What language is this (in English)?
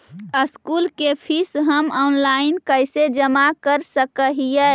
Magahi